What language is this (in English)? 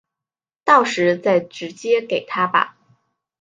Chinese